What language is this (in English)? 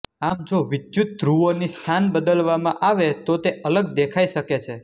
Gujarati